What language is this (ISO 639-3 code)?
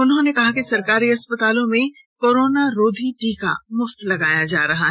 hin